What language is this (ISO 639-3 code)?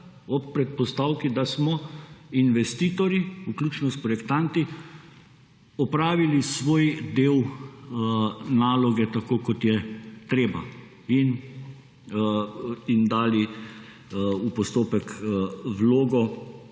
slv